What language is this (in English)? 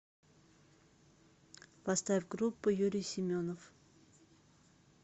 Russian